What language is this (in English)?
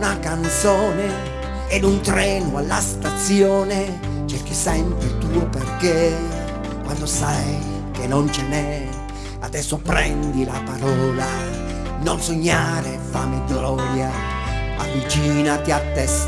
Italian